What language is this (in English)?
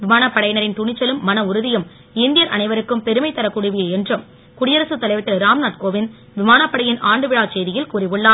Tamil